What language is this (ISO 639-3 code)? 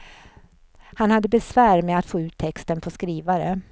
swe